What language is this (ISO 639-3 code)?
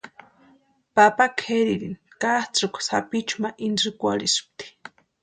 pua